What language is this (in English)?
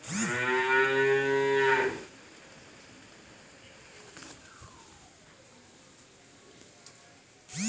Maithili